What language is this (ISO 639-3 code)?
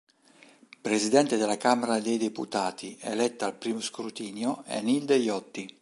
ita